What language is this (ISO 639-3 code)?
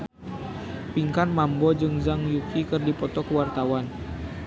sun